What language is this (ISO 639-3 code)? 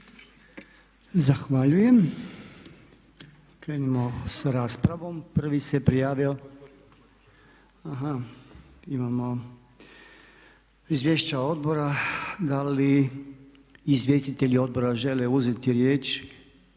hrv